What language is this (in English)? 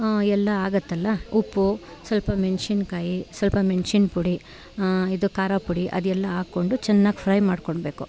Kannada